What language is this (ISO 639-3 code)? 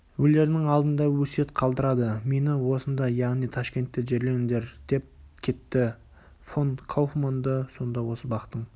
kaz